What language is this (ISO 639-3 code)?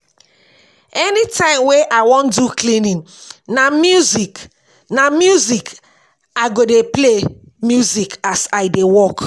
pcm